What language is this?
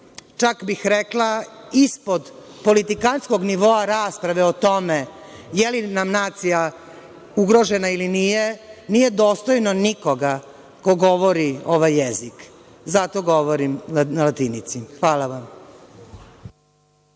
Serbian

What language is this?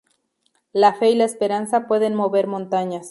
Spanish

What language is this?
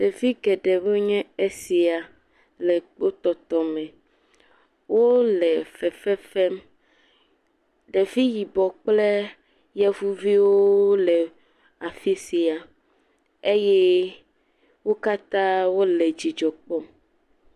Ewe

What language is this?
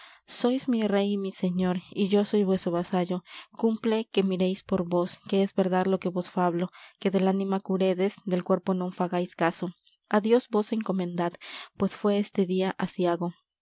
Spanish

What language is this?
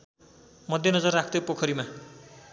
Nepali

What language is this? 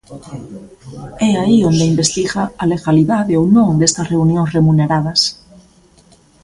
Galician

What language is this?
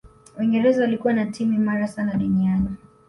Swahili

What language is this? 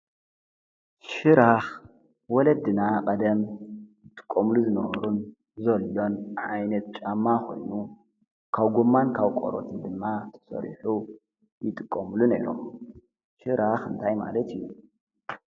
Tigrinya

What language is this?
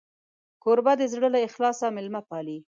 Pashto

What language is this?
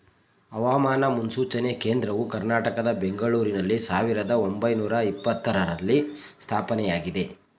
Kannada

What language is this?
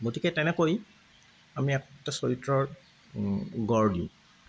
Assamese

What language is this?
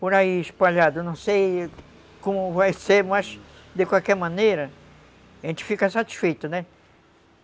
Portuguese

